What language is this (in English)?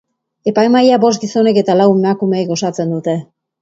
Basque